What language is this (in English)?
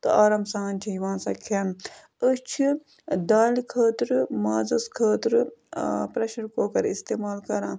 Kashmiri